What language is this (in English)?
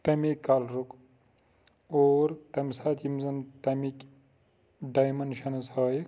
Kashmiri